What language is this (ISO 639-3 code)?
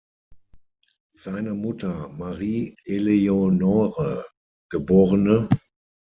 deu